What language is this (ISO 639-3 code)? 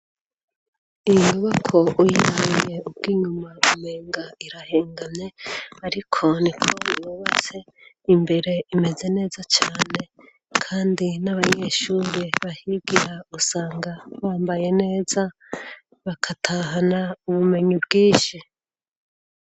run